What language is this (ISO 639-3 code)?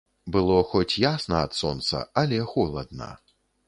bel